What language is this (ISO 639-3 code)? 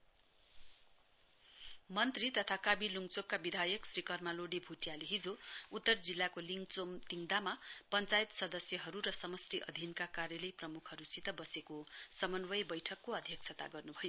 nep